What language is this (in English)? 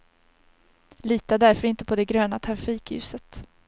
Swedish